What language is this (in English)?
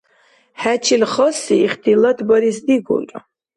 Dargwa